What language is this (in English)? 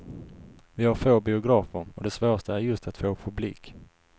Swedish